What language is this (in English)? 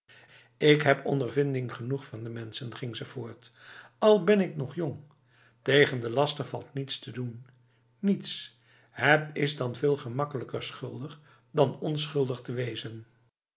Dutch